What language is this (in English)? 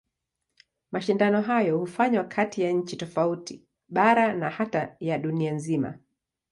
Swahili